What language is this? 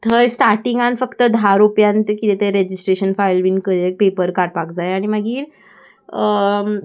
Konkani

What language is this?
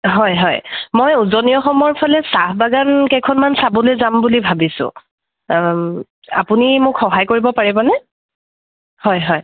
Assamese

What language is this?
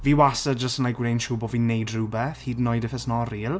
Welsh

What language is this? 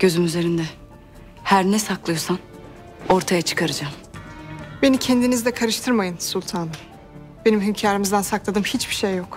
Turkish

